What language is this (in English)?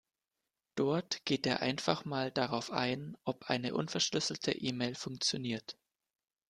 German